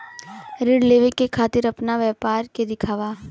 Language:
Bhojpuri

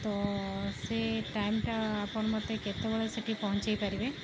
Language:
Odia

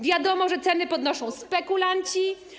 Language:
Polish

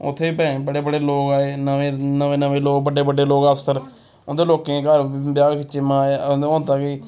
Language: Dogri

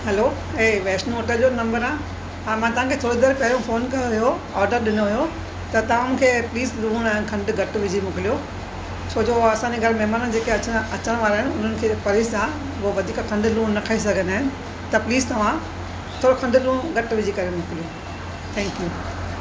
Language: Sindhi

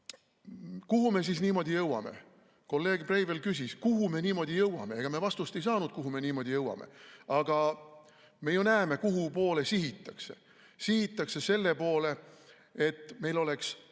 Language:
Estonian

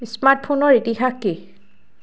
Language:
Assamese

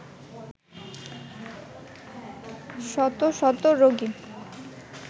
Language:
Bangla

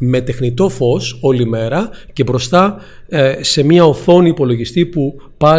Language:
Greek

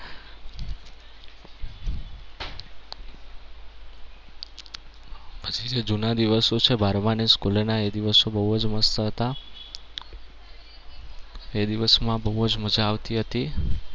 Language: Gujarati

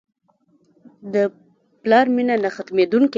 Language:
Pashto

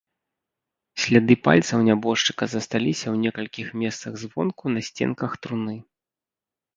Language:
Belarusian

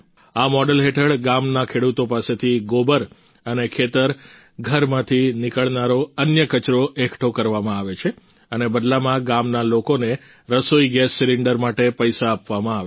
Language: Gujarati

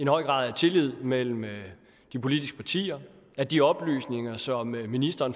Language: Danish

